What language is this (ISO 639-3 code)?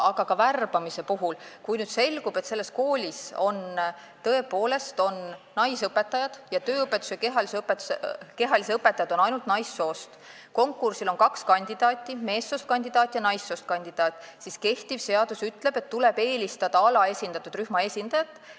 est